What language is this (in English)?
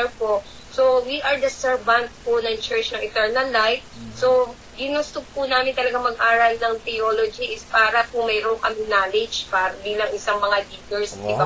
Filipino